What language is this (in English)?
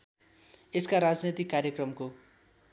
Nepali